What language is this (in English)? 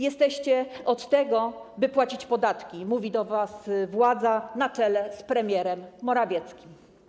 Polish